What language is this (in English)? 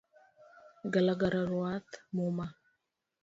Luo (Kenya and Tanzania)